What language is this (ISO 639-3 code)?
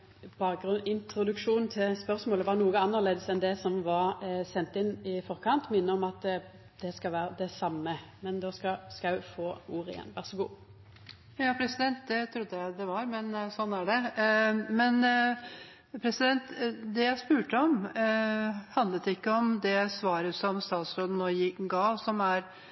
nor